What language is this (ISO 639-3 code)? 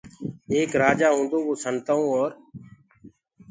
ggg